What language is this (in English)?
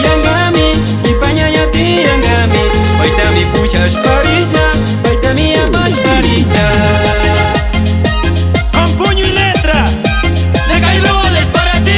Spanish